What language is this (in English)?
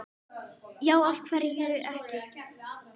Icelandic